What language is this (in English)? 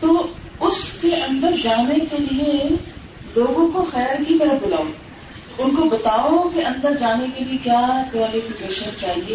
Urdu